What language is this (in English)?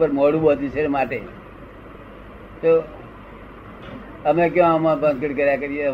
Gujarati